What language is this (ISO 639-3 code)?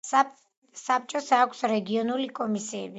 kat